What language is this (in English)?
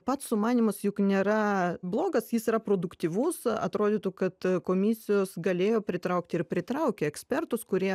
Lithuanian